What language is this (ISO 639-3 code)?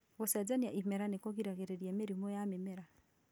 kik